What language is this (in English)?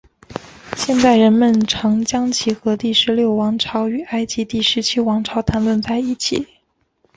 Chinese